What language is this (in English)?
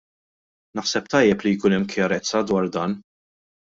Maltese